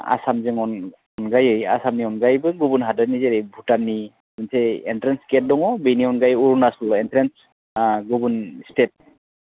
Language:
Bodo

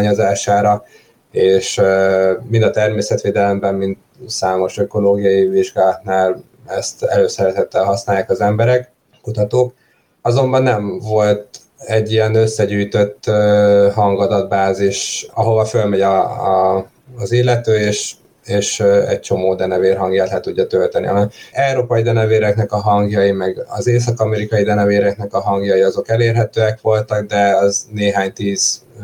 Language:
Hungarian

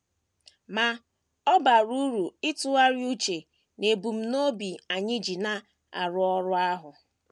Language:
Igbo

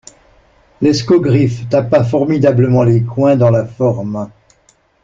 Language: French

